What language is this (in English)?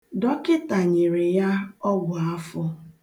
Igbo